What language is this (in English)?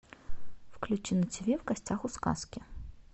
Russian